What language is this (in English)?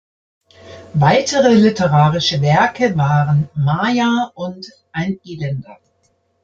German